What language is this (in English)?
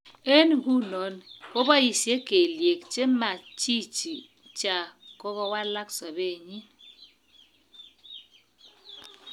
Kalenjin